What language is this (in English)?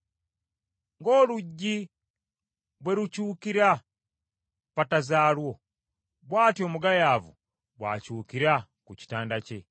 Ganda